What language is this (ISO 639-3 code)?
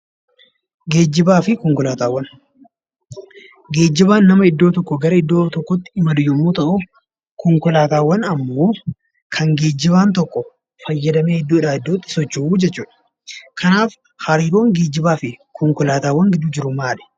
orm